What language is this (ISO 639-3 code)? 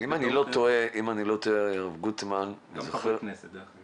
heb